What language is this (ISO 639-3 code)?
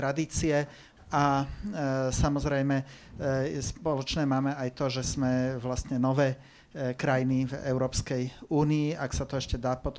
slk